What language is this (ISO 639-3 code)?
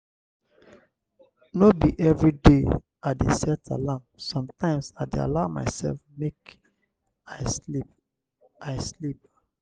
pcm